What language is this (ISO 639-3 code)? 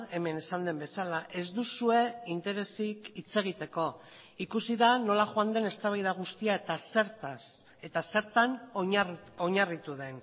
eus